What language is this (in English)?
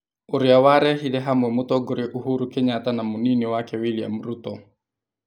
Kikuyu